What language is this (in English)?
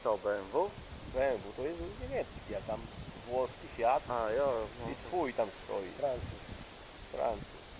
Polish